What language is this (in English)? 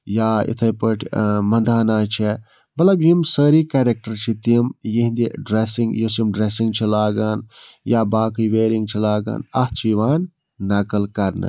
Kashmiri